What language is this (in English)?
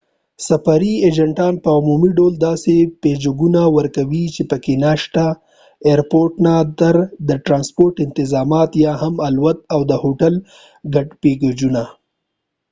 Pashto